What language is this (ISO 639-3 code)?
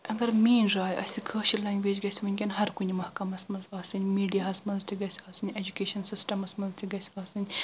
kas